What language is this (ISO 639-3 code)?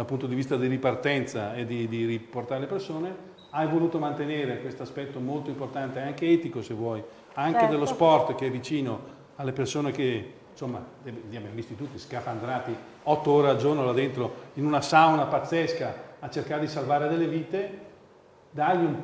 ita